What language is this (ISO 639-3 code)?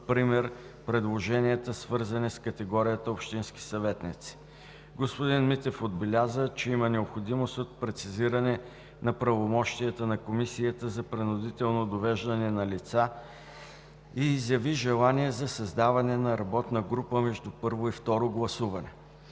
bul